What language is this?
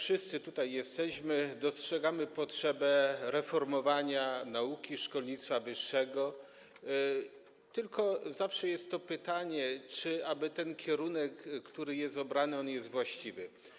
Polish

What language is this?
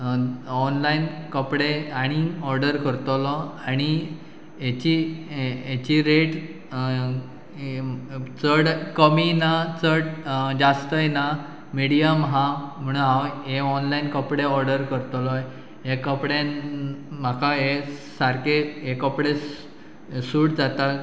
Konkani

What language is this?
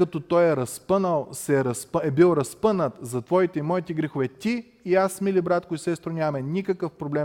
Bulgarian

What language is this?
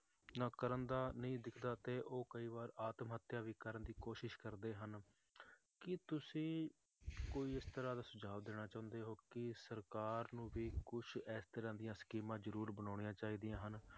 Punjabi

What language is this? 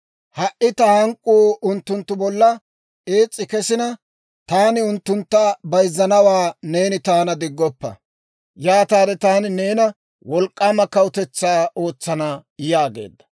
Dawro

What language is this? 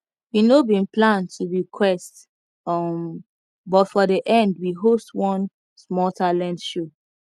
Nigerian Pidgin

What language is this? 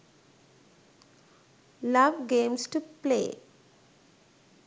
Sinhala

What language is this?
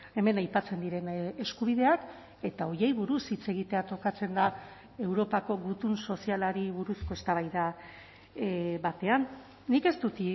Basque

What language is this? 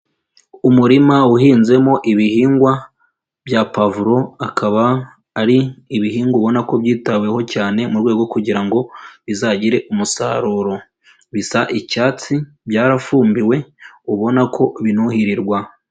Kinyarwanda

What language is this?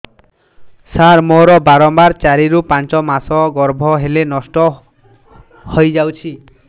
Odia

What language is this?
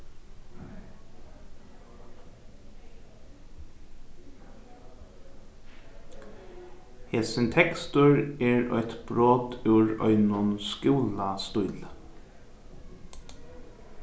Faroese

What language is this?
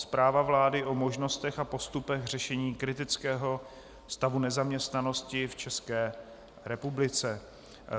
Czech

